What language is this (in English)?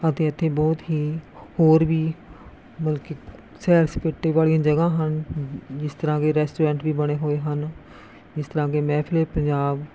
Punjabi